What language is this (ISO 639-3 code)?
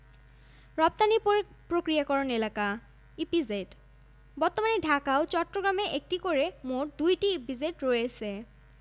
ben